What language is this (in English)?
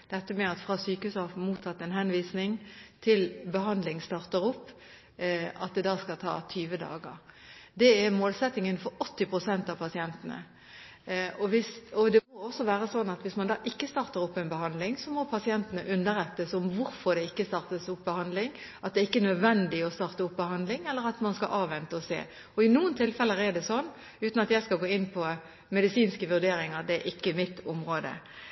Norwegian Bokmål